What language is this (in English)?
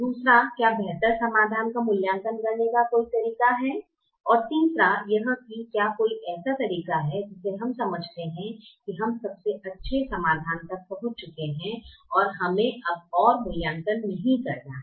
Hindi